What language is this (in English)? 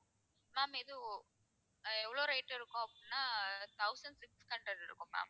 Tamil